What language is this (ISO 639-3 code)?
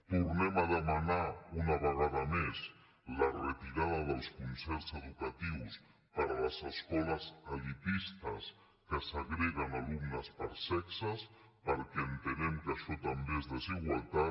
cat